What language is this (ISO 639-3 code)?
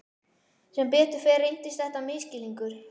isl